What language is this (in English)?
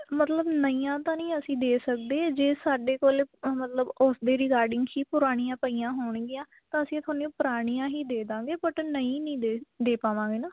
Punjabi